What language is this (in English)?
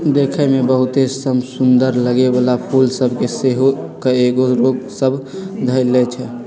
Magahi